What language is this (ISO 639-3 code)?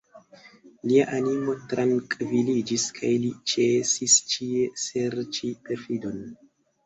epo